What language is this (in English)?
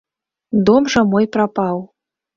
Belarusian